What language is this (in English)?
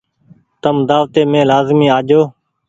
Goaria